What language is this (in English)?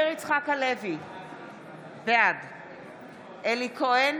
Hebrew